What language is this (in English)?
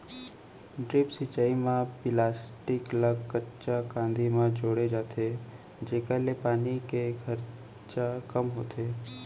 Chhattisgarhi